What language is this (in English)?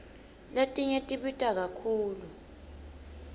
Swati